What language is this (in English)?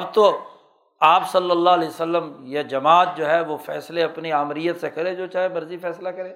Urdu